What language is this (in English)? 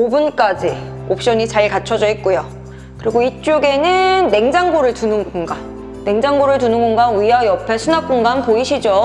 Korean